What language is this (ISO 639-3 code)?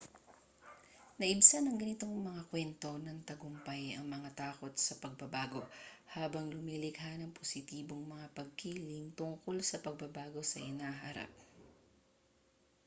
fil